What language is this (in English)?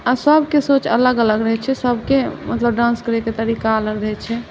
Maithili